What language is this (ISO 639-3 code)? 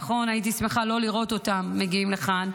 heb